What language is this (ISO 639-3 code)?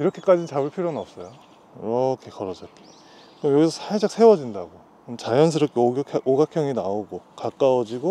kor